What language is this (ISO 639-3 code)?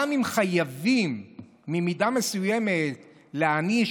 heb